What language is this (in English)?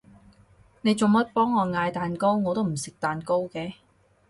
Cantonese